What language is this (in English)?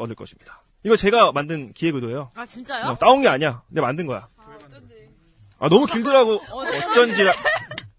Korean